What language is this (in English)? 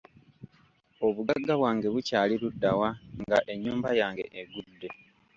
Ganda